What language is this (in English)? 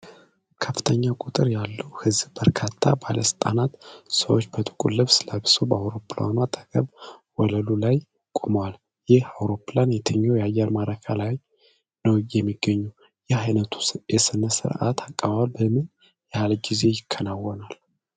Amharic